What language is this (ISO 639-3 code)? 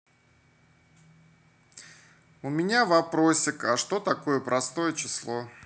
rus